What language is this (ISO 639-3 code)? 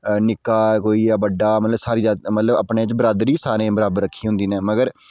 doi